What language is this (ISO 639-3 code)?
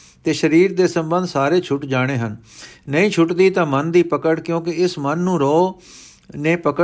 pan